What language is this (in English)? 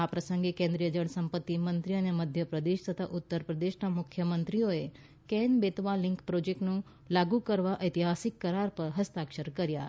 Gujarati